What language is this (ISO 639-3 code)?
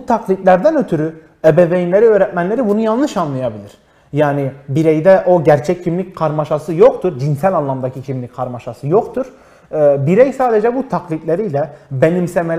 tur